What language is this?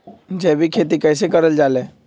Magahi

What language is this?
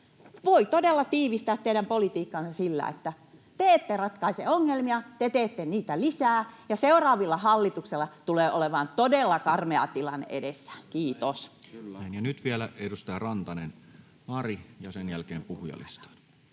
Finnish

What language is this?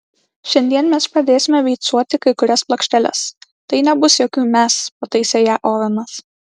Lithuanian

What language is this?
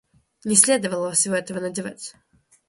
Russian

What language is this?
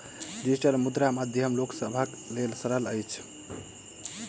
Maithili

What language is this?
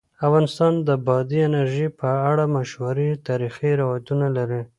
Pashto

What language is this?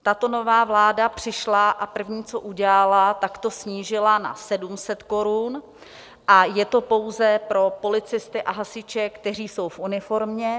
Czech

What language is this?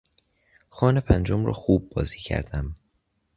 Persian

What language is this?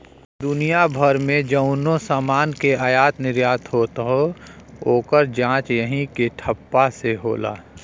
Bhojpuri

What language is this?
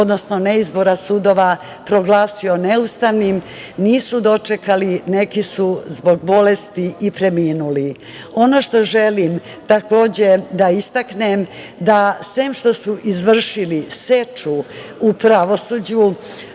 Serbian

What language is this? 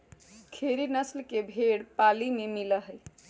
Magahi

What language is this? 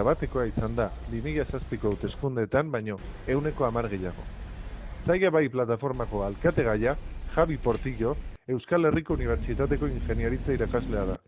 Basque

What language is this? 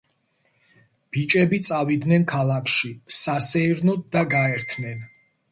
Georgian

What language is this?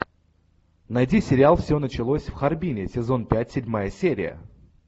Russian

